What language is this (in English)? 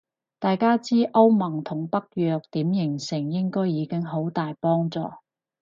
Cantonese